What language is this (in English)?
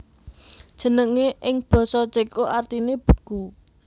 Javanese